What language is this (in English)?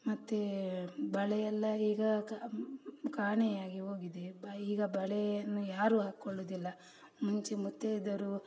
Kannada